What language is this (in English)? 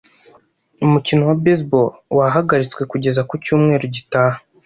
Kinyarwanda